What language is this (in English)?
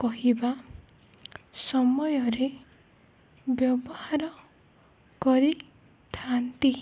Odia